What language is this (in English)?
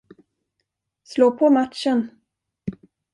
Swedish